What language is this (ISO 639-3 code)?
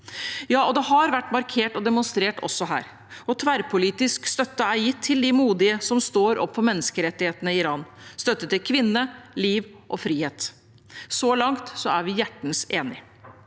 nor